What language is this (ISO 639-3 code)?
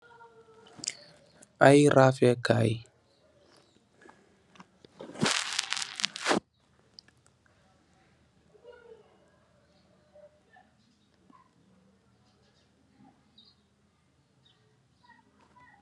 wol